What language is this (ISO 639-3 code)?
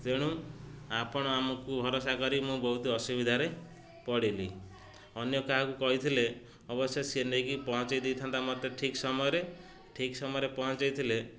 ori